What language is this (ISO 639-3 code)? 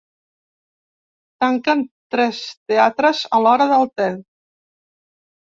cat